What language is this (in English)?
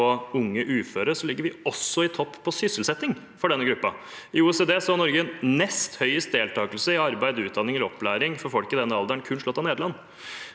Norwegian